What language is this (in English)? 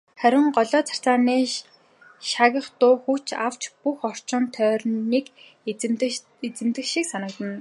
Mongolian